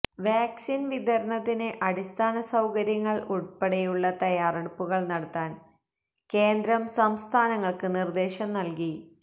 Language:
Malayalam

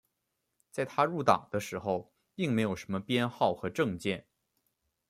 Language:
Chinese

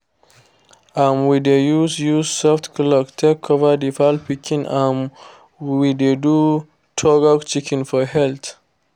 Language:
Nigerian Pidgin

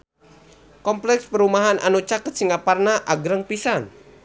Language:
Sundanese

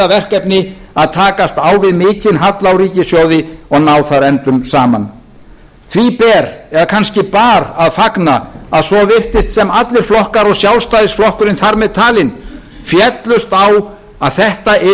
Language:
Icelandic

